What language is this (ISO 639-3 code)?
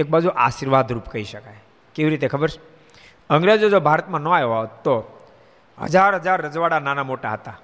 guj